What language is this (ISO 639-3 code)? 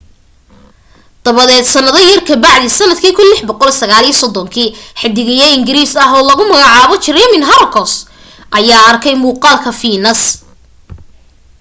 som